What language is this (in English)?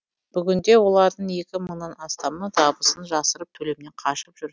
Kazakh